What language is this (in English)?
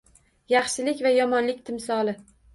Uzbek